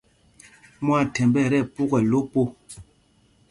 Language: Mpumpong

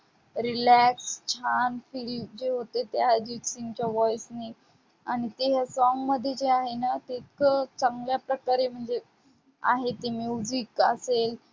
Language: Marathi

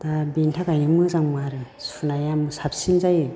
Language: Bodo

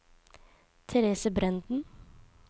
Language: Norwegian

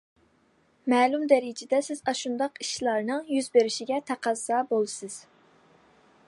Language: Uyghur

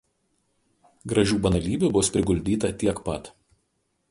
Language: Lithuanian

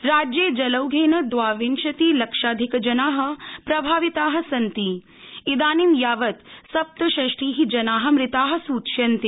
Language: Sanskrit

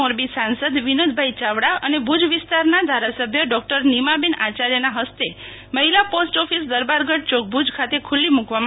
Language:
Gujarati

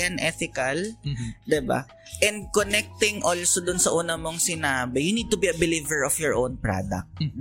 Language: Filipino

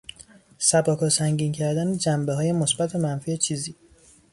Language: Persian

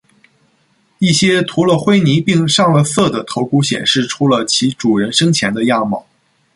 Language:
Chinese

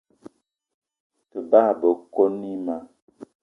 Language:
Eton (Cameroon)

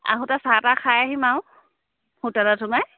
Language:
Assamese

